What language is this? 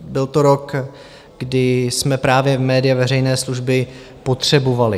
Czech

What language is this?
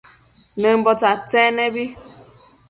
Matsés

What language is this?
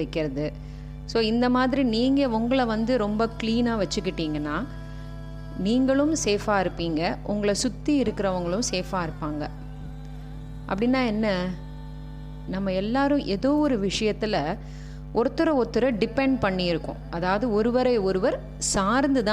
Tamil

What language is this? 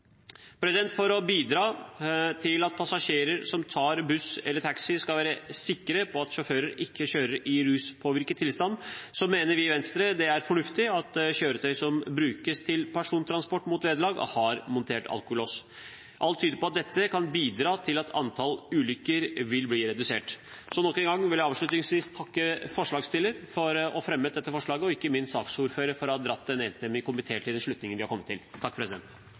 Norwegian Bokmål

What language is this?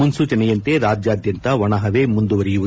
Kannada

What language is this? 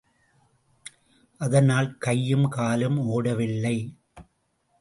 Tamil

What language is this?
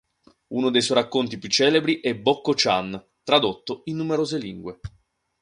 Italian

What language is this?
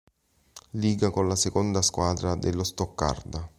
Italian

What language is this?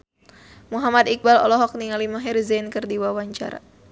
Sundanese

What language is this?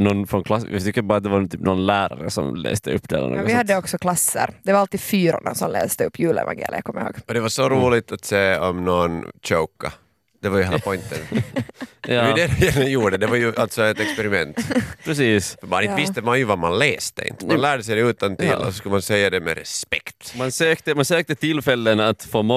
Swedish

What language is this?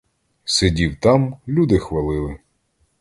Ukrainian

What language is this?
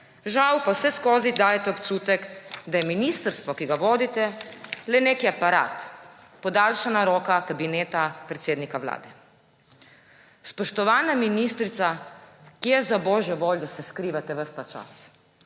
Slovenian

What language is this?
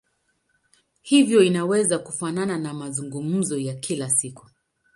Swahili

